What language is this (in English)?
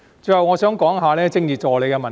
Cantonese